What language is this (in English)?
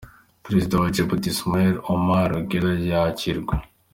Kinyarwanda